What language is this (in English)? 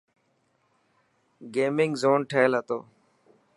Dhatki